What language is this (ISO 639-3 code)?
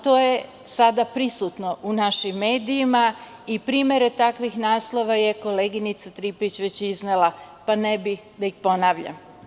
srp